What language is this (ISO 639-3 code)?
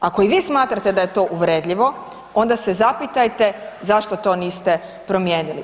hrv